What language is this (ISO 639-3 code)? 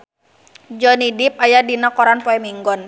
sun